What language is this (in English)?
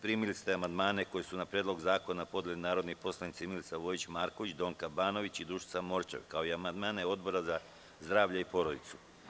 Serbian